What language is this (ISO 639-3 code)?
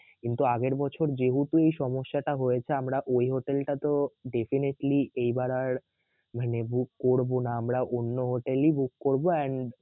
ben